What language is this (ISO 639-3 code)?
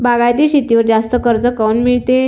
mar